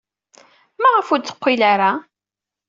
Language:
Kabyle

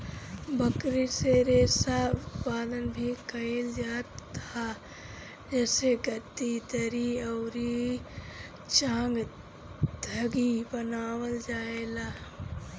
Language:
Bhojpuri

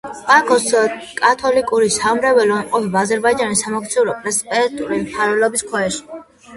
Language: Georgian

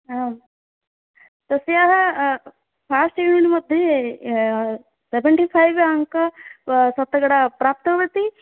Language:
Sanskrit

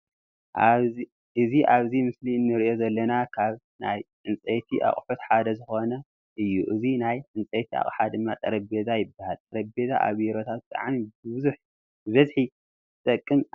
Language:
Tigrinya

